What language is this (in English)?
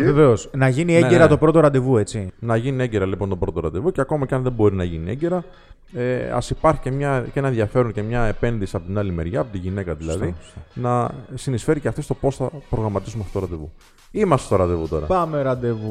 Greek